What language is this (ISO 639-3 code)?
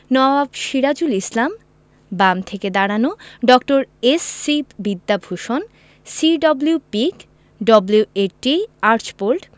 ben